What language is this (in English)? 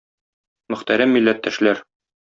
Tatar